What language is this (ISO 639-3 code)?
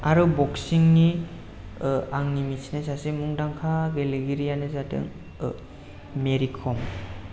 brx